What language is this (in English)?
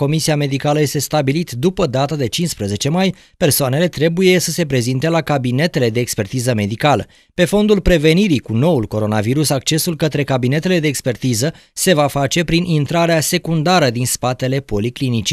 Romanian